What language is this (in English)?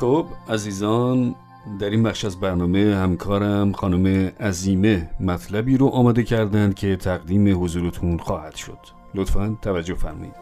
Persian